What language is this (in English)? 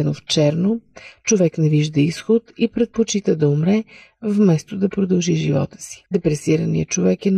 Bulgarian